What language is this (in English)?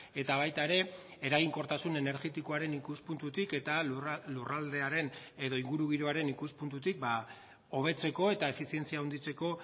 Basque